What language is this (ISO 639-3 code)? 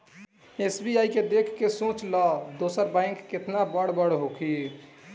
bho